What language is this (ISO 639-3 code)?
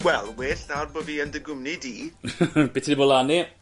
cym